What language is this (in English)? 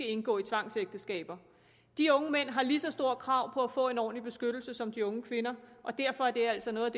Danish